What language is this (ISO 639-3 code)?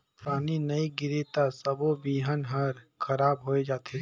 hne